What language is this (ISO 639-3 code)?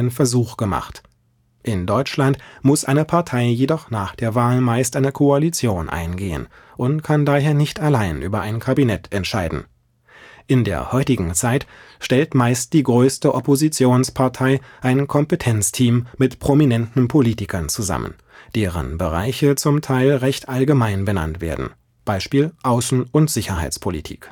deu